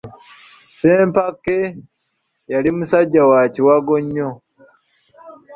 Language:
Ganda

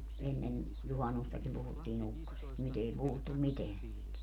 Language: Finnish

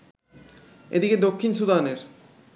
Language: Bangla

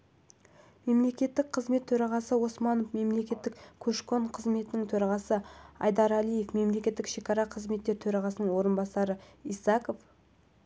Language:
Kazakh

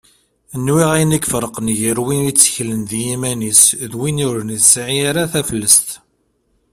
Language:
Kabyle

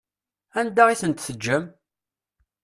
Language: Kabyle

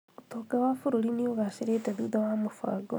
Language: Kikuyu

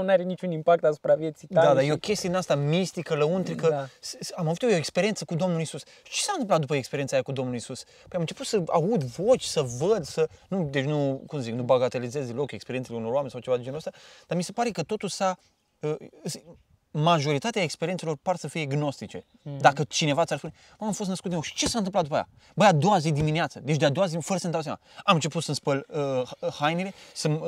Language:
Romanian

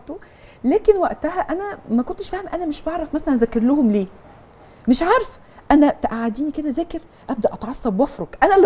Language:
Arabic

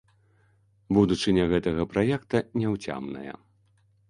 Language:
Belarusian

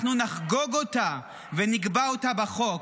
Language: Hebrew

